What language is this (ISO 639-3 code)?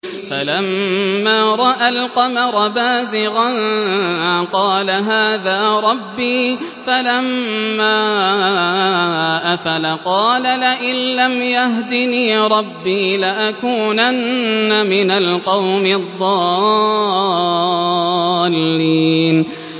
ara